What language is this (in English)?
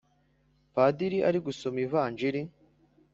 Kinyarwanda